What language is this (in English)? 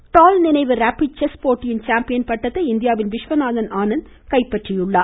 Tamil